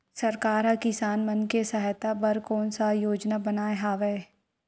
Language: Chhattisgarhi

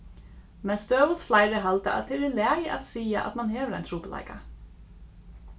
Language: Faroese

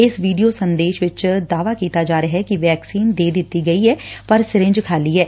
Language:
Punjabi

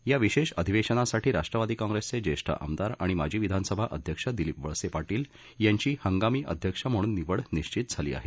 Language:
Marathi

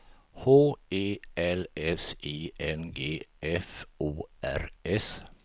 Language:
Swedish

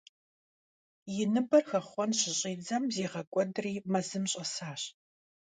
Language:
Kabardian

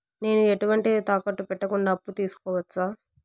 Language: Telugu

